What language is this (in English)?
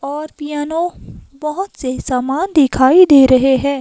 Hindi